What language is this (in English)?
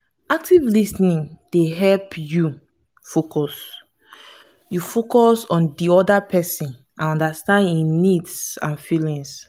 Nigerian Pidgin